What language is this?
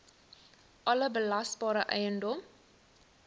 Afrikaans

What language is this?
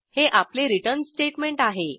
Marathi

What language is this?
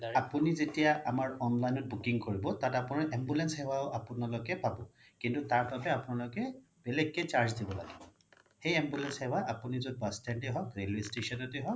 Assamese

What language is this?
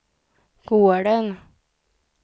Swedish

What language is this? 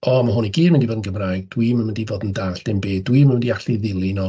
Welsh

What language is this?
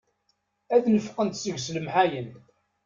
Kabyle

